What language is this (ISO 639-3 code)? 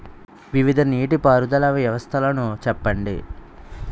tel